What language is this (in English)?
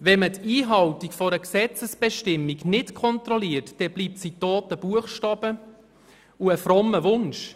Swiss German